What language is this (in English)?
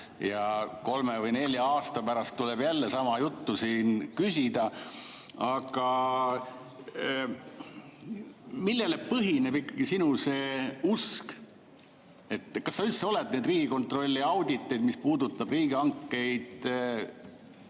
Estonian